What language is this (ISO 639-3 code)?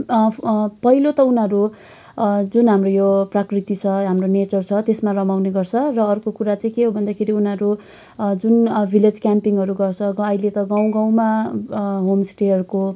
nep